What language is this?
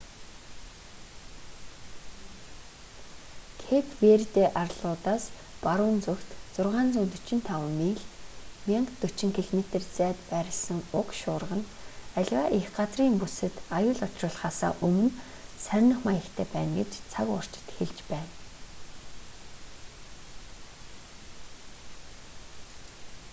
Mongolian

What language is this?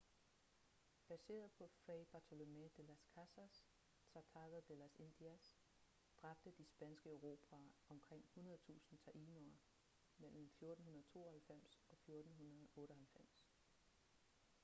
Danish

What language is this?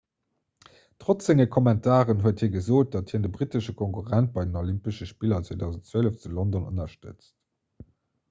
Luxembourgish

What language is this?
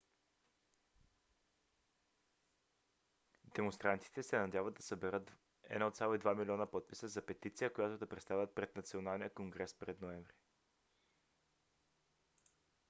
Bulgarian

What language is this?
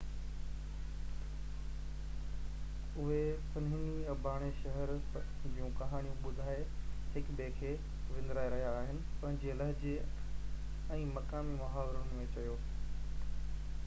Sindhi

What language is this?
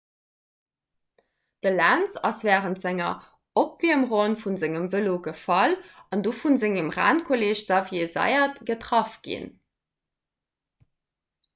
Luxembourgish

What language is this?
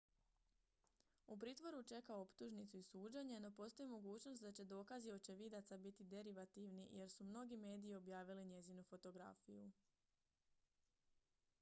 Croatian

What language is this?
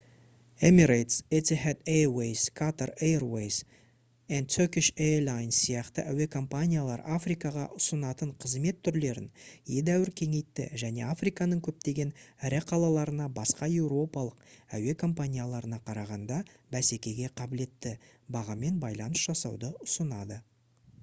Kazakh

